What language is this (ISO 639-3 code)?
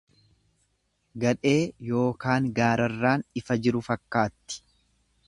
orm